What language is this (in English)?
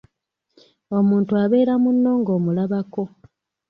Ganda